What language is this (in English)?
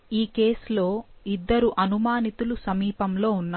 Telugu